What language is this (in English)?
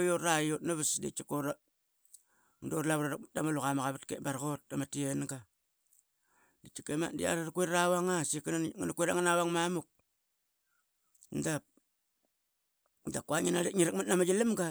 Qaqet